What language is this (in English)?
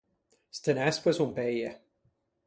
Ligurian